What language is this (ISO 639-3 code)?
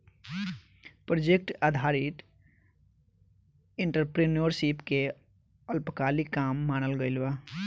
bho